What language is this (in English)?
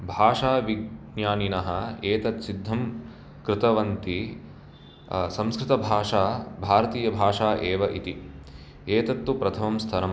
Sanskrit